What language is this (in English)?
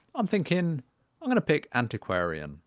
English